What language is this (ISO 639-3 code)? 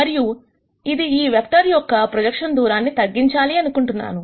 tel